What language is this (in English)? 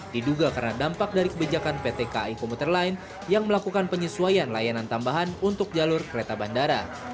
Indonesian